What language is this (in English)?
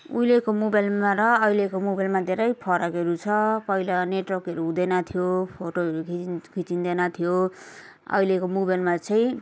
Nepali